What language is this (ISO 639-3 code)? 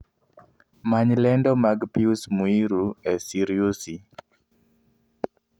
luo